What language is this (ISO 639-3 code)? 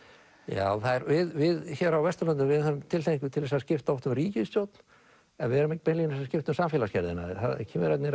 isl